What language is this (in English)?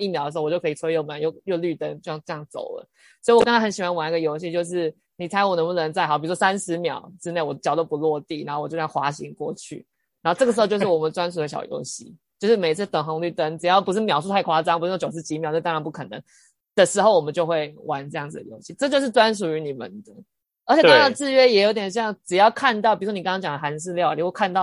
Chinese